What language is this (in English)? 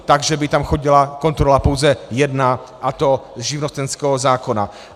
Czech